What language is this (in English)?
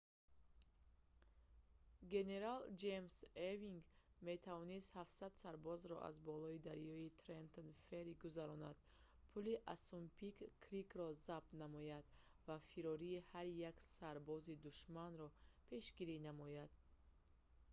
Tajik